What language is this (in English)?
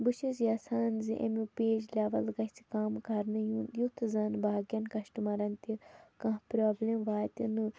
Kashmiri